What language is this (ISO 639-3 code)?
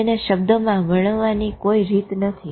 guj